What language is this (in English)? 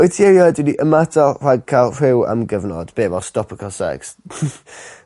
Welsh